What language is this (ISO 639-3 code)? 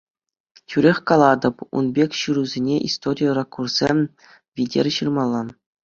chv